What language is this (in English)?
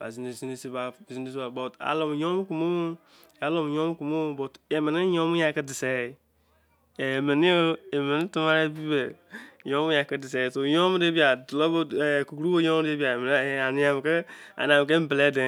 Izon